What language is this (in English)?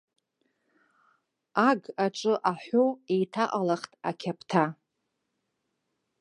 Abkhazian